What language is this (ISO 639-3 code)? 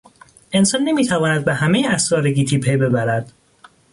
fas